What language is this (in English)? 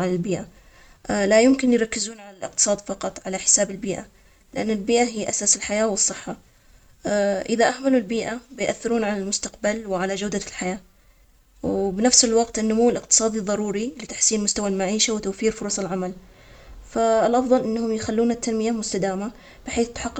Omani Arabic